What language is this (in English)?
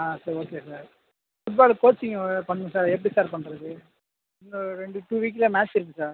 Tamil